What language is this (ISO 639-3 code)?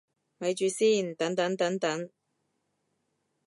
yue